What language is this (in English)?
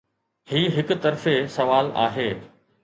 Sindhi